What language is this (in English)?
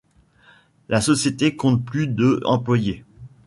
French